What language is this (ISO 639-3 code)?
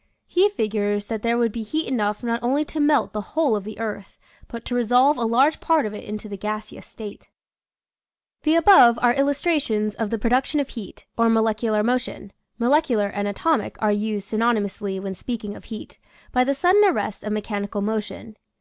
eng